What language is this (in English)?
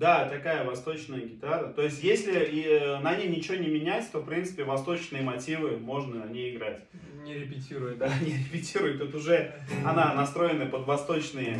Russian